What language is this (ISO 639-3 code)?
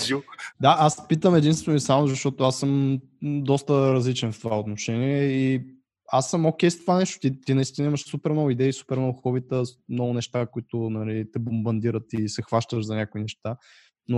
bul